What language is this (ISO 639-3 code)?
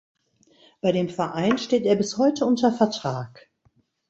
deu